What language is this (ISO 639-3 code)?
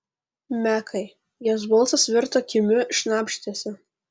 lit